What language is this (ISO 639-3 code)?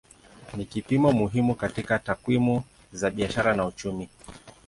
swa